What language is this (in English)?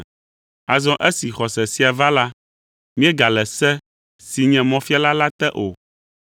Ewe